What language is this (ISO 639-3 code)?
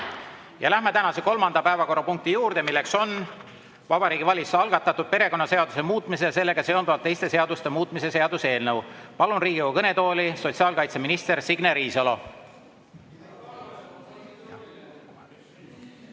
est